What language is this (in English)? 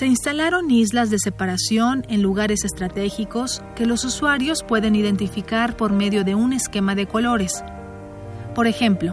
Spanish